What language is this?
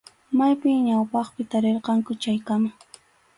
Arequipa-La Unión Quechua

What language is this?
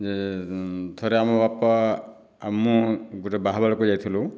Odia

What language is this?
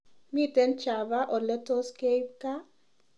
Kalenjin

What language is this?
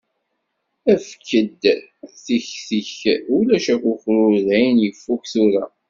Kabyle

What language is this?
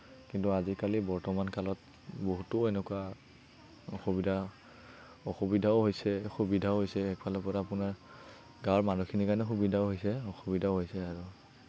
Assamese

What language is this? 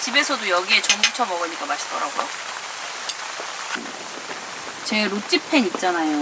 Korean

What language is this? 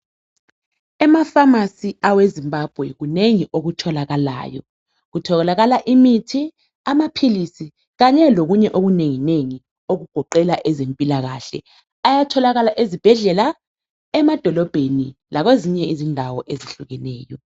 North Ndebele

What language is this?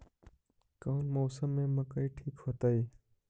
Magahi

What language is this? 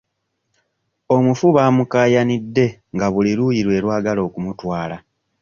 Ganda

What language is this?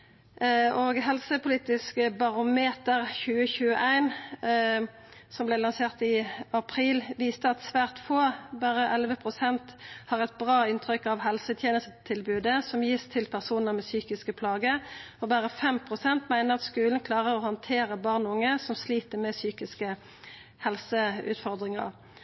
Norwegian Nynorsk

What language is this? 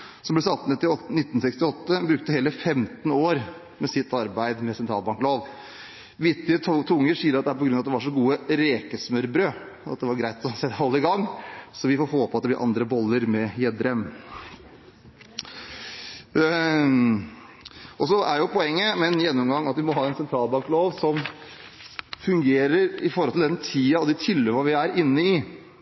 Norwegian Bokmål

